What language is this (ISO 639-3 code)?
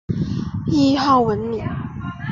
zho